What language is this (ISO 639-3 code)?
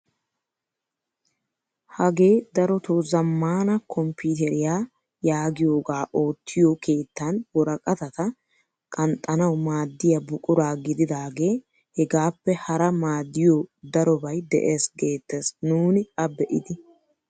wal